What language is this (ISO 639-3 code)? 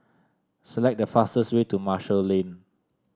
eng